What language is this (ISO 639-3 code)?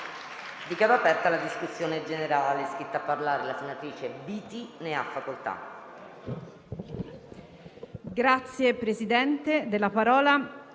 ita